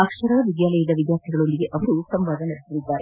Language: Kannada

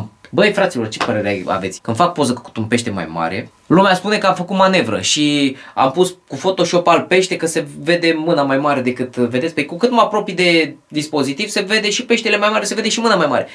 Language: Romanian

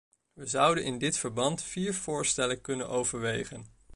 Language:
Dutch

